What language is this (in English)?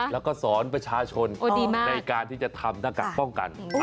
Thai